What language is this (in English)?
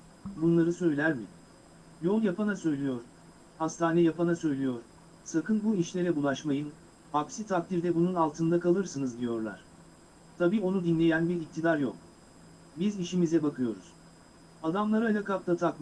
Turkish